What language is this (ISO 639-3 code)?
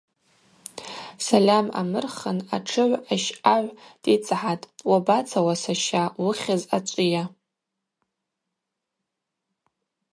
abq